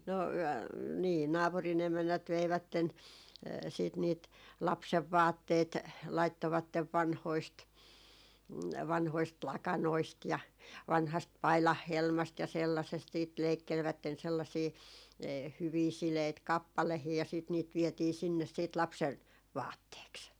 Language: Finnish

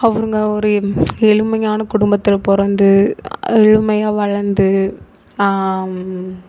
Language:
Tamil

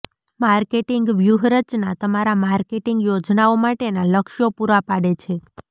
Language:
Gujarati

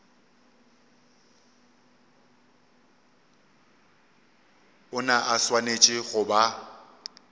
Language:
Northern Sotho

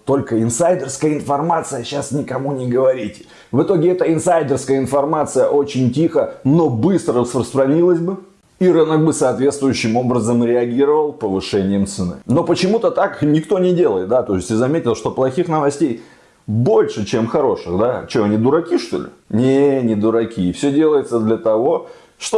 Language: Russian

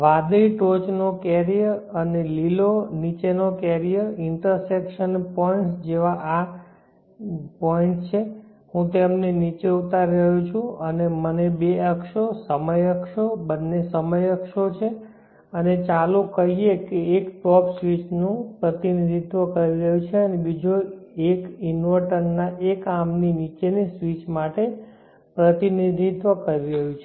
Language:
Gujarati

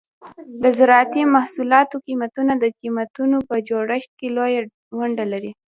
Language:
Pashto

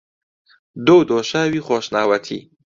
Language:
Central Kurdish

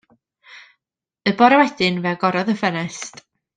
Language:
Welsh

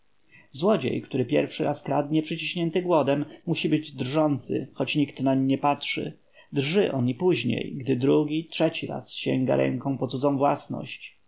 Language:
Polish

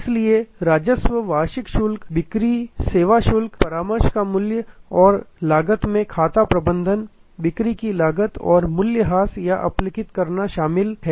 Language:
Hindi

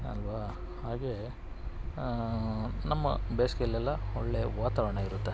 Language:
Kannada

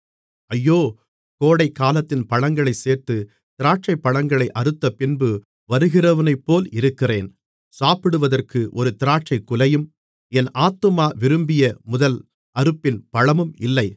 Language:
Tamil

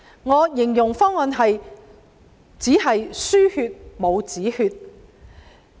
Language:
Cantonese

